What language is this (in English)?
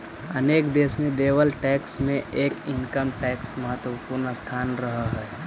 Magahi